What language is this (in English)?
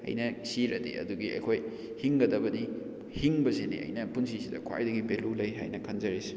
Manipuri